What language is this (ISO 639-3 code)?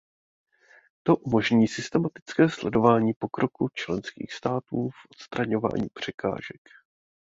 ces